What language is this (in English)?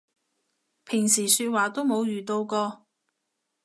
Cantonese